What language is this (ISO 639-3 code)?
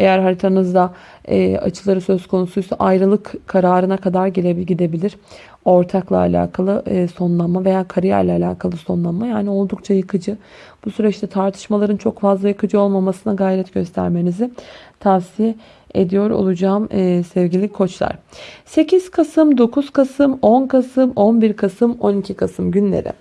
tur